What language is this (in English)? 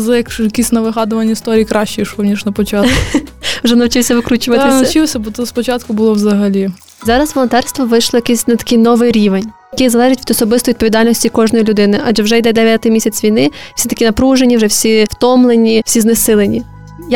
Ukrainian